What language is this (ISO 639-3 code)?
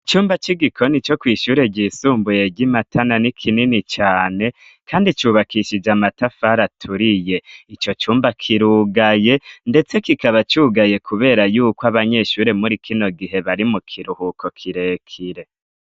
run